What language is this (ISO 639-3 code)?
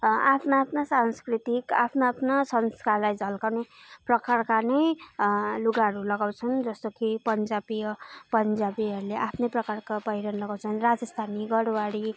nep